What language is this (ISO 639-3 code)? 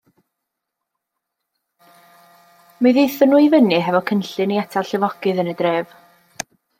cym